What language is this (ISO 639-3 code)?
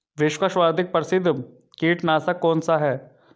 hin